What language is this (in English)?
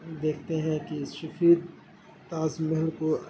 Urdu